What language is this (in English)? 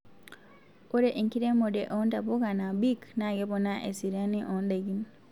Masai